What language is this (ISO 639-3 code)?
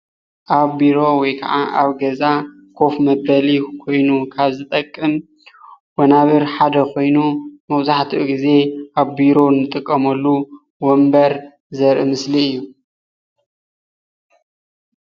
tir